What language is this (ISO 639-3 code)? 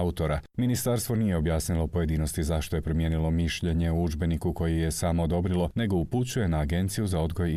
hrv